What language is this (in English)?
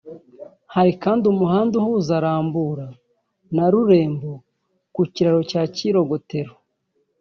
Kinyarwanda